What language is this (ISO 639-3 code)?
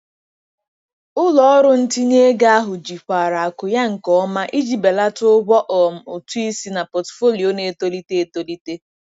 ibo